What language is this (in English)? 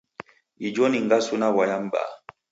Taita